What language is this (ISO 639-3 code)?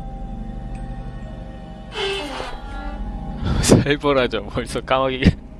kor